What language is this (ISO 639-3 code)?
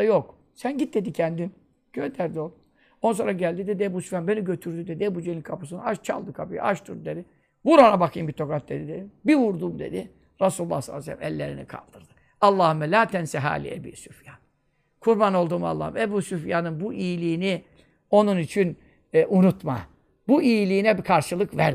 tur